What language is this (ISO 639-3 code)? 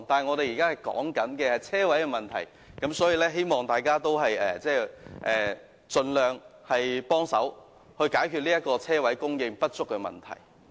yue